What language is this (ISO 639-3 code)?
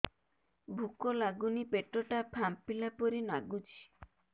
ori